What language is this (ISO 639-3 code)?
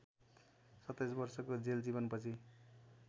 nep